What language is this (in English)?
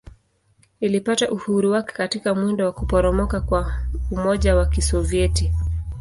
Swahili